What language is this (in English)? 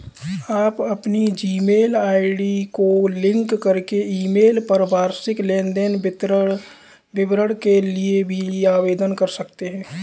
Hindi